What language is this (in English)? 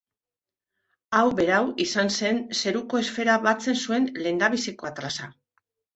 Basque